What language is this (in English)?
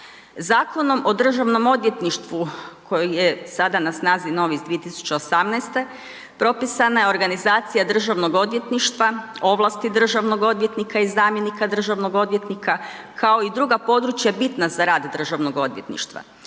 Croatian